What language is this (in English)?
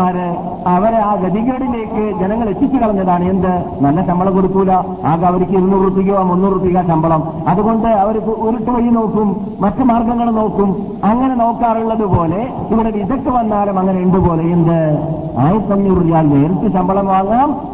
Malayalam